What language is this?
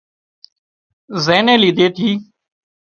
Wadiyara Koli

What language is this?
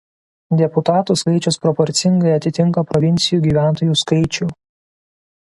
Lithuanian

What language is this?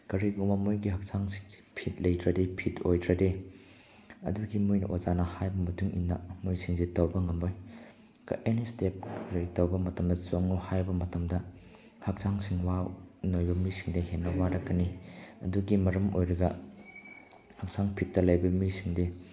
Manipuri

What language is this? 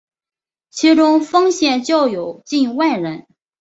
Chinese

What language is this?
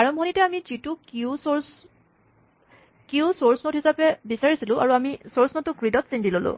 Assamese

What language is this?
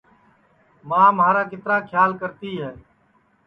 Sansi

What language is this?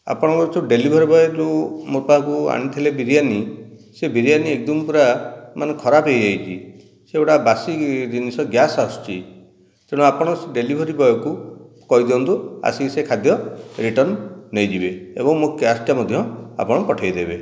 Odia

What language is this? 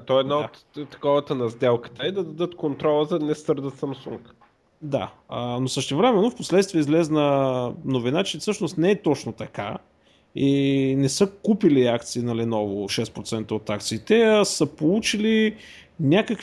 Bulgarian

